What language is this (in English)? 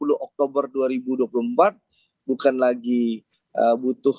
Indonesian